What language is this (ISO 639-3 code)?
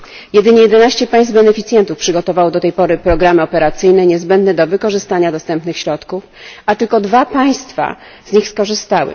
pol